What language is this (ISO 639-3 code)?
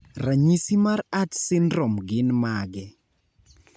luo